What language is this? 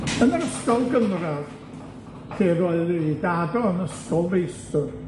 Welsh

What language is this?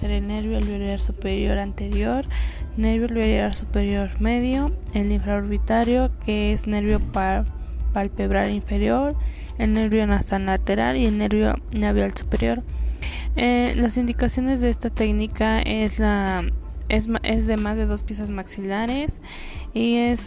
Spanish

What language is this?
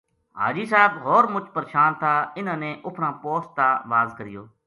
Gujari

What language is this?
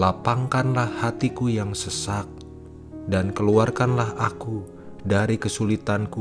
Indonesian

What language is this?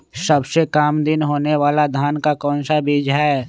Magahi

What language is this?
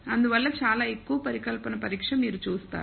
Telugu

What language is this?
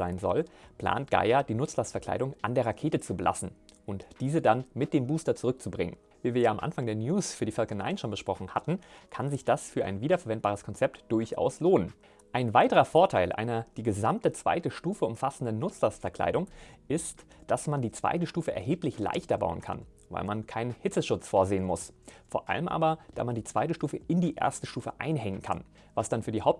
German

